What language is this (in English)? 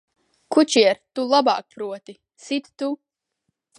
Latvian